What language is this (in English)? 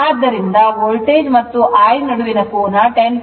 Kannada